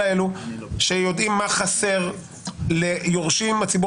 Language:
Hebrew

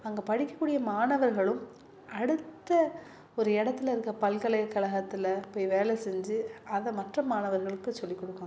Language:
Tamil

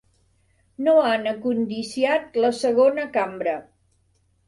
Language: Catalan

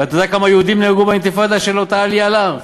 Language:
Hebrew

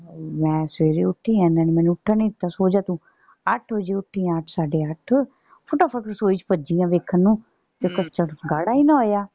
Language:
Punjabi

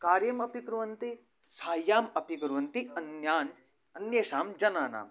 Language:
Sanskrit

